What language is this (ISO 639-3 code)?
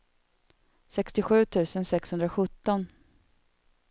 swe